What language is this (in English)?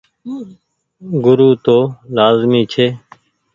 Goaria